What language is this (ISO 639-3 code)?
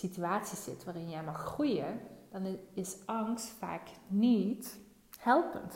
nld